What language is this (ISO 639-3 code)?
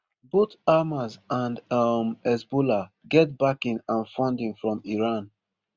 pcm